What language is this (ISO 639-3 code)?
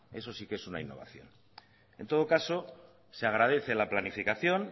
spa